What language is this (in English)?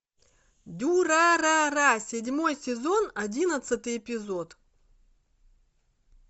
Russian